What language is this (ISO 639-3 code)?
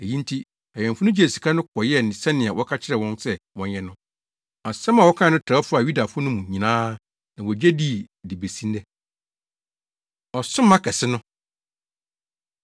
aka